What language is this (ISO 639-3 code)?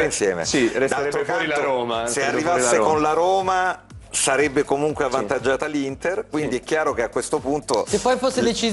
ita